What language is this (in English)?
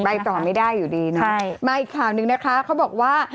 Thai